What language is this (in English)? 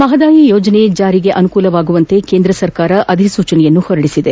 Kannada